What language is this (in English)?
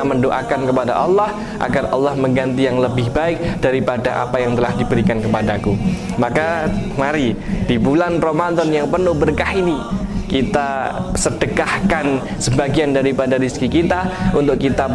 Indonesian